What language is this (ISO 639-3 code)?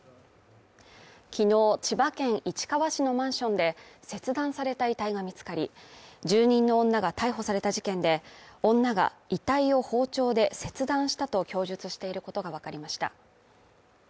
jpn